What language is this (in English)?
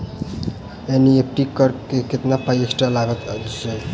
Maithili